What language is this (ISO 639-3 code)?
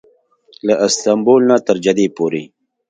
pus